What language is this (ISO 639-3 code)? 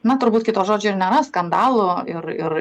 lit